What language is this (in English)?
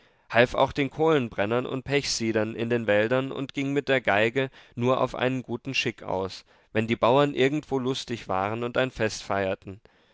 German